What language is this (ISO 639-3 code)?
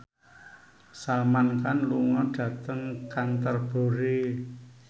jav